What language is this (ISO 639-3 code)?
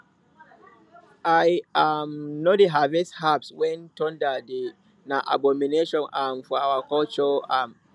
pcm